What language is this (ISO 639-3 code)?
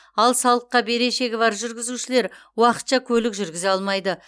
kaz